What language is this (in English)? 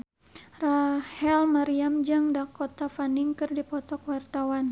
Sundanese